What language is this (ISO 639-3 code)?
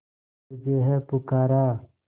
hin